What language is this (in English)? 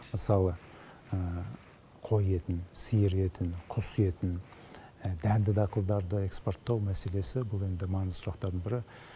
Kazakh